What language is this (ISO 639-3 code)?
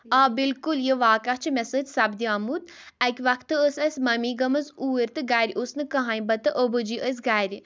kas